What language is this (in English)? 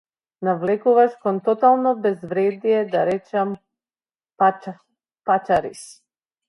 Macedonian